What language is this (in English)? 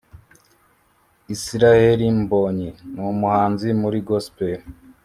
Kinyarwanda